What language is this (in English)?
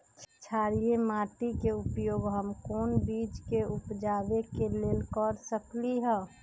Magahi